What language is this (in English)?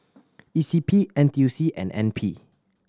English